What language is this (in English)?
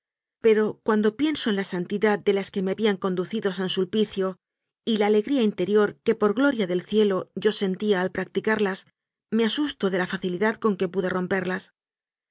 Spanish